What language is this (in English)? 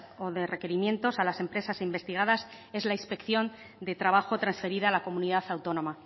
Spanish